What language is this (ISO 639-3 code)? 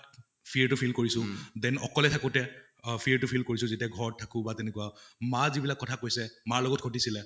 asm